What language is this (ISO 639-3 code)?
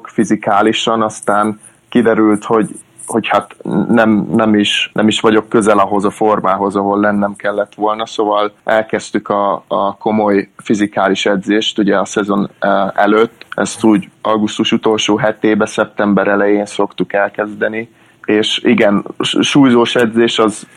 hun